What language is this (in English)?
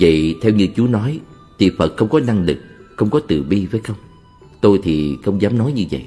Vietnamese